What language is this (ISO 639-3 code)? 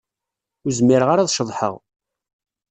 kab